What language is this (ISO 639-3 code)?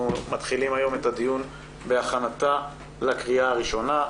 heb